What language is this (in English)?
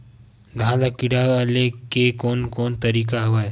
Chhattisgarhi